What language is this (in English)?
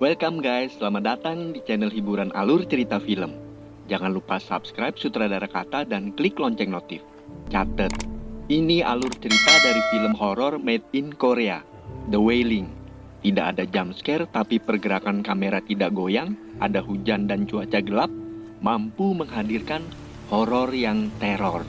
Indonesian